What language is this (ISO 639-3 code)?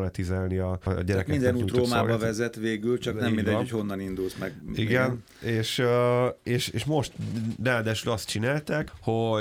hun